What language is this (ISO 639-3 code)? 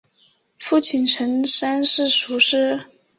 zho